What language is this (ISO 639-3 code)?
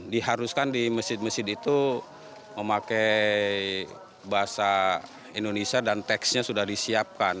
ind